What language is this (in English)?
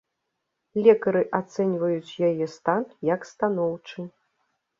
Belarusian